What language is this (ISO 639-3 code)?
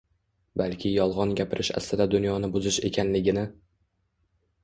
uzb